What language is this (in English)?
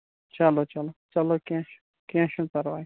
Kashmiri